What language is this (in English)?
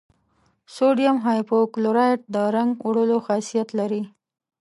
Pashto